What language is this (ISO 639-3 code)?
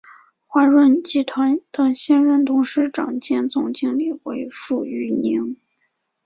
zho